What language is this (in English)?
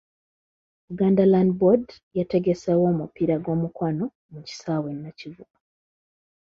Ganda